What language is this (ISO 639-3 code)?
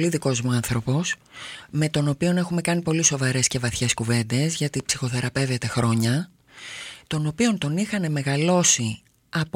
ell